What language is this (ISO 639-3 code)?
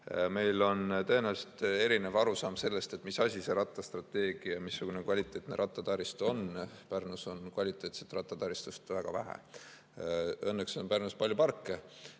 est